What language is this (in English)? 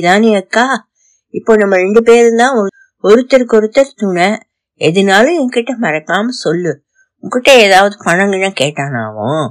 Tamil